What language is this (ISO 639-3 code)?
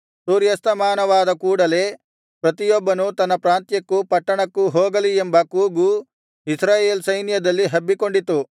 kan